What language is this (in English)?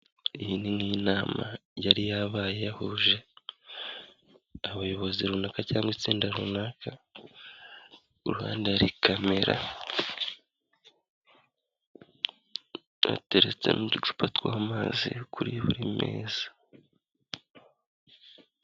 Kinyarwanda